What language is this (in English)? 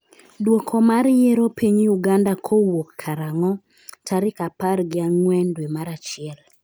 Luo (Kenya and Tanzania)